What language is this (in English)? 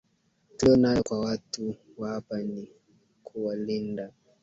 Swahili